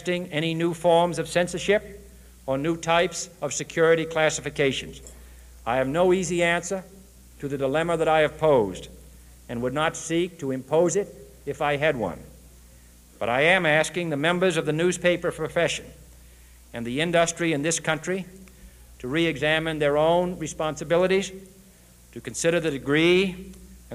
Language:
English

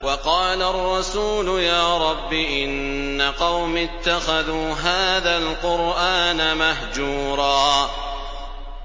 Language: Arabic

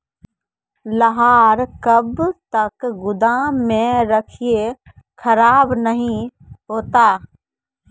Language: Maithili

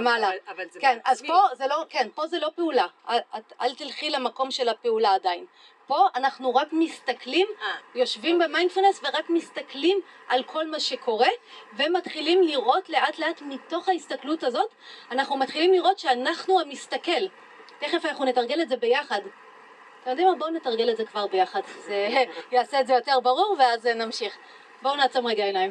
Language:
Hebrew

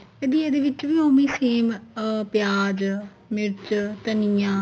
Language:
Punjabi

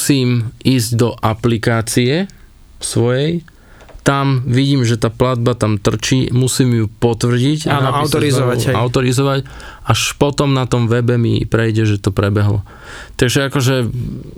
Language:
Slovak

